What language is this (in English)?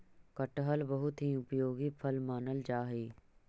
Magahi